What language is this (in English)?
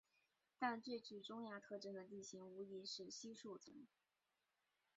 Chinese